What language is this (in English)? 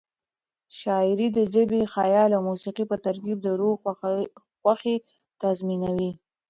Pashto